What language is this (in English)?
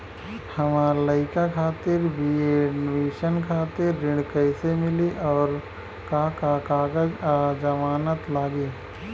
Bhojpuri